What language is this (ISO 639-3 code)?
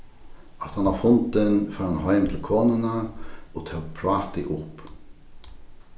fao